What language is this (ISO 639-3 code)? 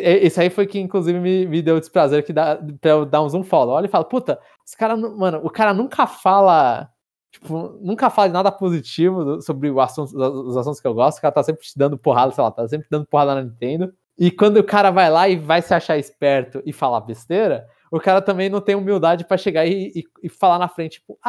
por